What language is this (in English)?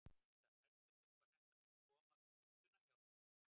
Icelandic